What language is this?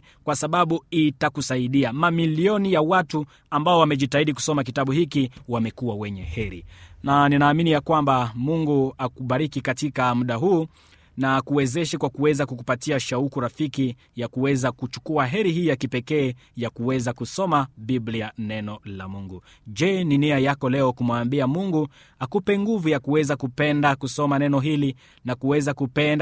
Swahili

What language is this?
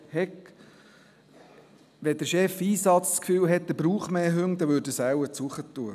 Swiss German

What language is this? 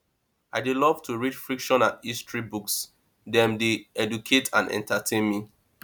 Nigerian Pidgin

